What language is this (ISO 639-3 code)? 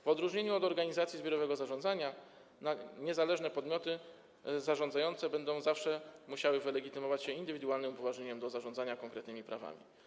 pol